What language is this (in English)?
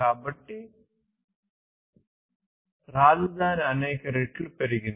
Telugu